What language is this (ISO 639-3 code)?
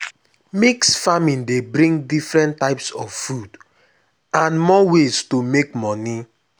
pcm